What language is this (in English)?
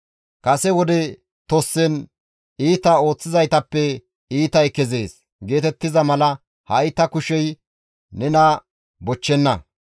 Gamo